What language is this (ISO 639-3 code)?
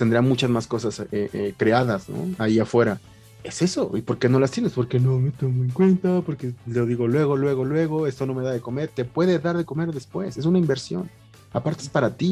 spa